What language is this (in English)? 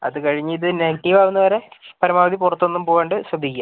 Malayalam